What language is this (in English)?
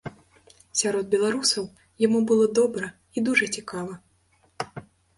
Belarusian